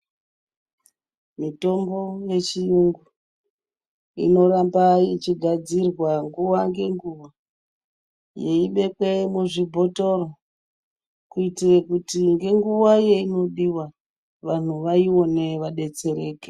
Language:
Ndau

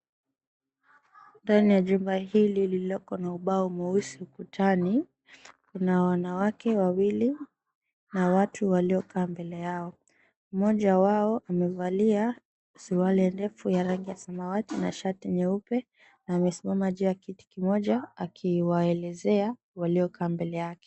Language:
Swahili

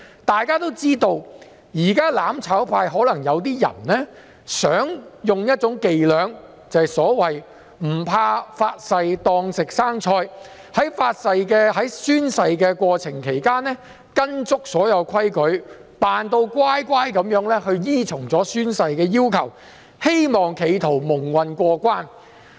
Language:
Cantonese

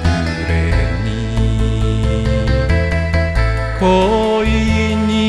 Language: Japanese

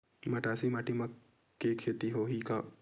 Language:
Chhattisgarhi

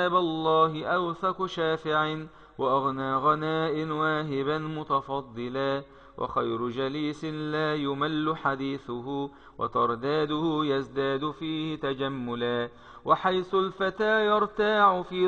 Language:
Arabic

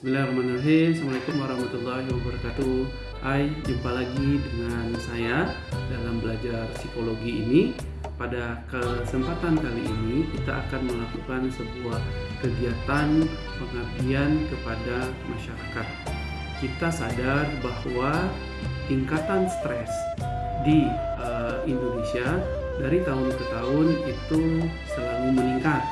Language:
Indonesian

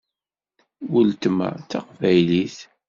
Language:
Kabyle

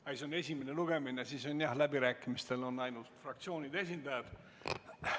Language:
Estonian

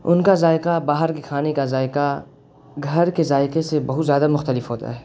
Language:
Urdu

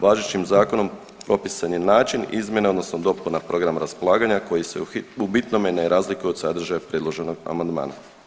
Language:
Croatian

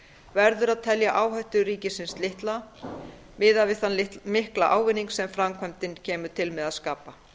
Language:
Icelandic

